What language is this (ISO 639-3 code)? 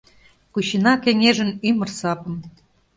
chm